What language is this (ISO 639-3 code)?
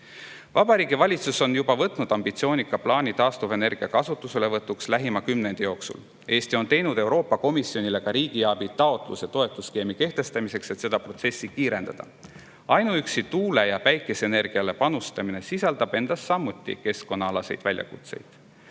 est